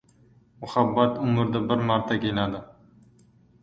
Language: Uzbek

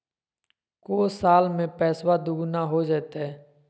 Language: Magahi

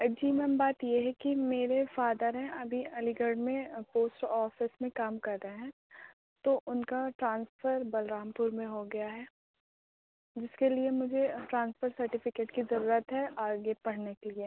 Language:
Urdu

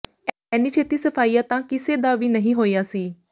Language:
Punjabi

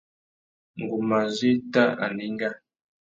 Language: Tuki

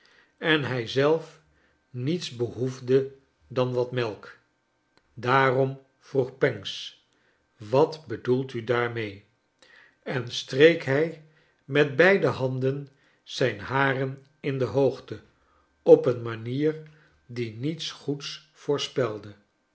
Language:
Dutch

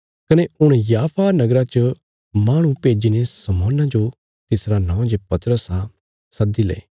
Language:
Bilaspuri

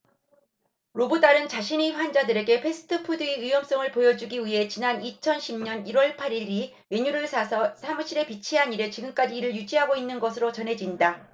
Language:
Korean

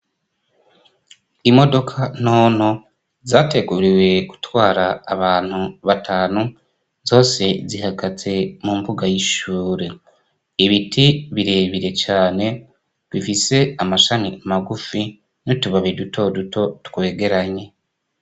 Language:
Rundi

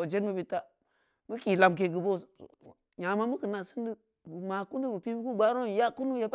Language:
Samba Leko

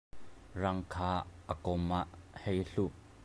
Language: Hakha Chin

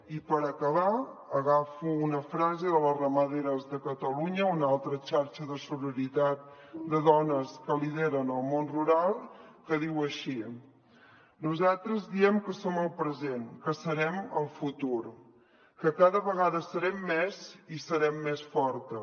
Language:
Catalan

